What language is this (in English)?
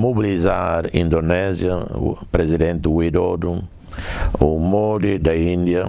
Portuguese